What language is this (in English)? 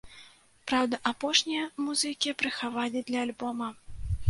Belarusian